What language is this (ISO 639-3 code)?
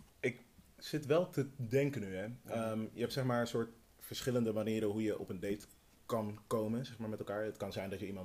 nld